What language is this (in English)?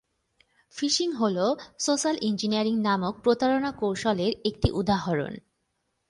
Bangla